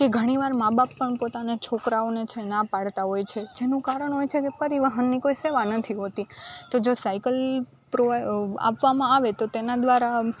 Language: Gujarati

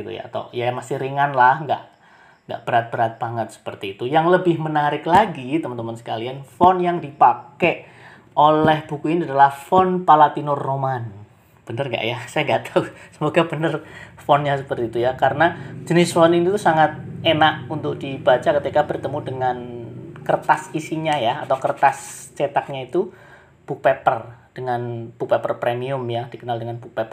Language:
Indonesian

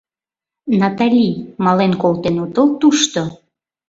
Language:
Mari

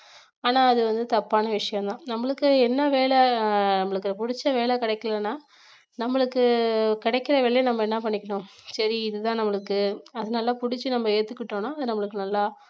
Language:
Tamil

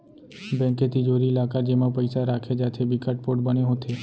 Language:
Chhattisgarhi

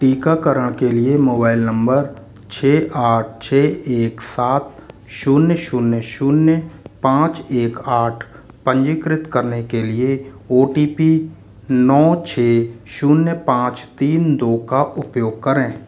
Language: Hindi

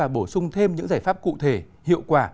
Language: Vietnamese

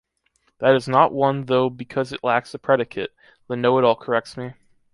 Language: English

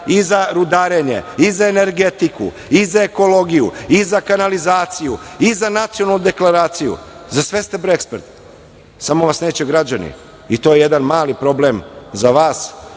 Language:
Serbian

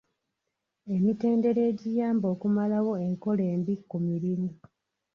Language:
Ganda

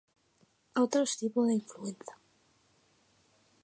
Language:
Spanish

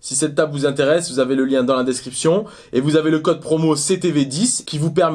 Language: French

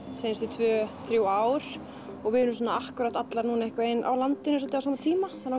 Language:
Icelandic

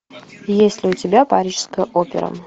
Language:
Russian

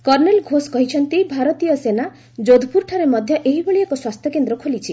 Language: Odia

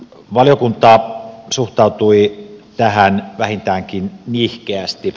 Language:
Finnish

